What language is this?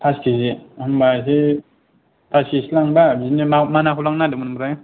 Bodo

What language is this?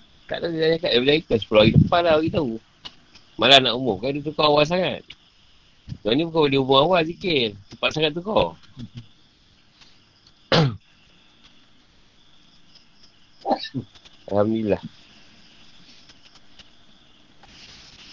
Malay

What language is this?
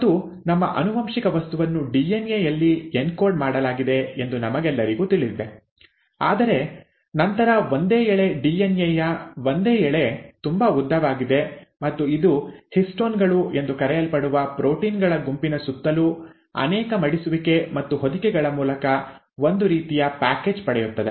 Kannada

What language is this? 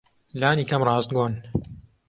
Central Kurdish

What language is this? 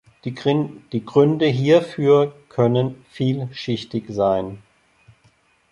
German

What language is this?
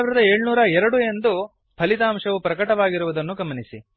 Kannada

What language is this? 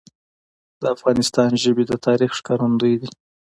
Pashto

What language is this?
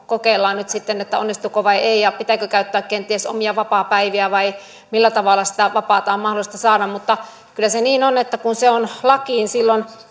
Finnish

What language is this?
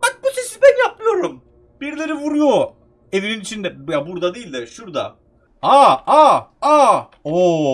Turkish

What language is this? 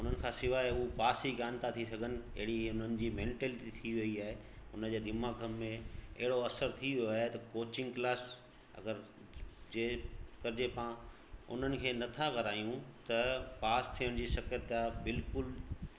Sindhi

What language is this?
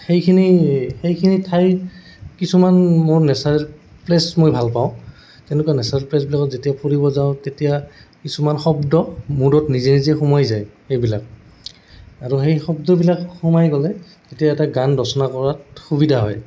Assamese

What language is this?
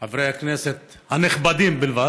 Hebrew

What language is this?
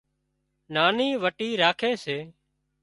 Wadiyara Koli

